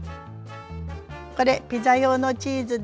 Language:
Japanese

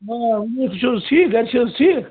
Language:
Kashmiri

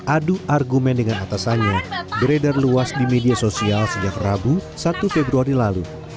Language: Indonesian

